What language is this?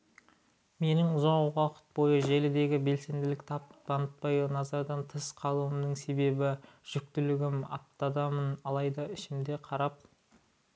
Kazakh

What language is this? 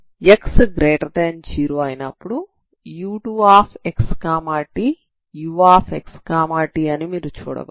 Telugu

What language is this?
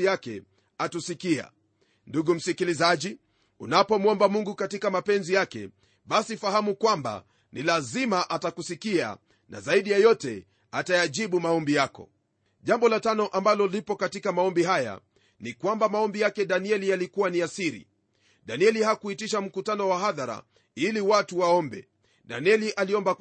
Swahili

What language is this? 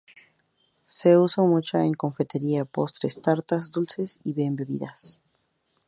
Spanish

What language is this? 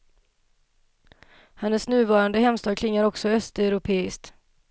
Swedish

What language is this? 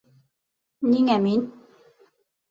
Bashkir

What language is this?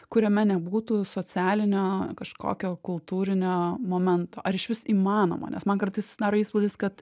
Lithuanian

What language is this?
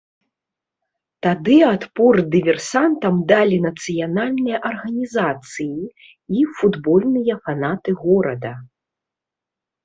Belarusian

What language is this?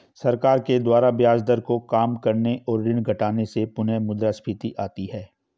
Hindi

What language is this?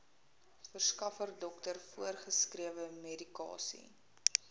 Afrikaans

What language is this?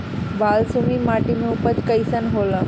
Bhojpuri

